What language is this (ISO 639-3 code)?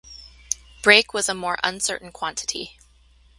eng